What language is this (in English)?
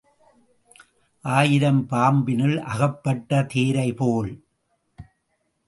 Tamil